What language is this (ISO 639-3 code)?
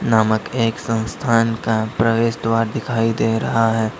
hin